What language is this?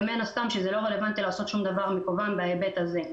Hebrew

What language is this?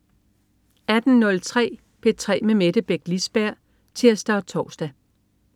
Danish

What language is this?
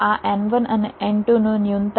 Gujarati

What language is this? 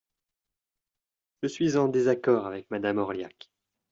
French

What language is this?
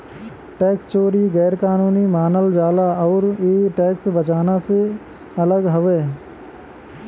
Bhojpuri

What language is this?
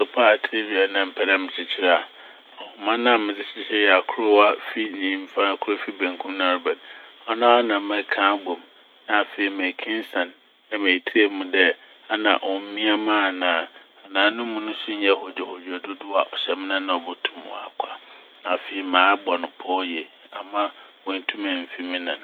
Akan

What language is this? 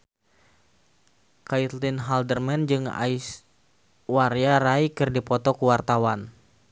Sundanese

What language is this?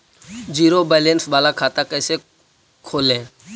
Magahi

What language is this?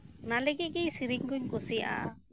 Santali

